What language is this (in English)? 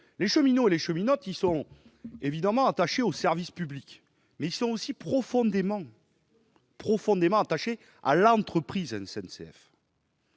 French